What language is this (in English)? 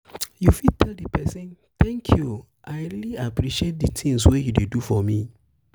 Nigerian Pidgin